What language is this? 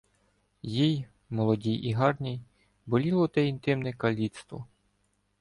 Ukrainian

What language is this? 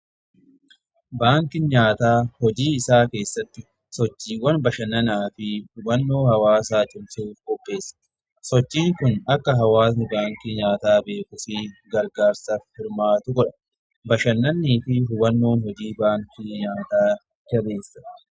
Oromo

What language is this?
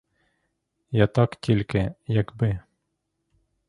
Ukrainian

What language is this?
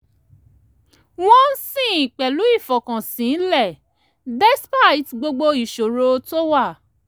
Yoruba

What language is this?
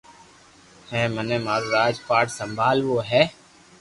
Loarki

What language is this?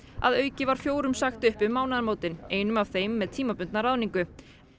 Icelandic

